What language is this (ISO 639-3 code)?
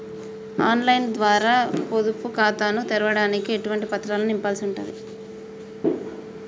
tel